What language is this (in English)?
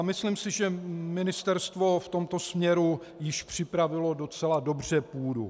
Czech